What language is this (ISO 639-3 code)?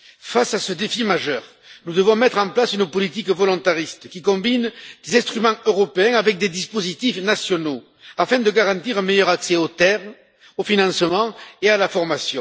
fra